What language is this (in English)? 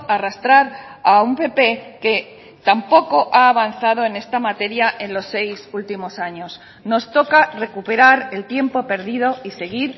Spanish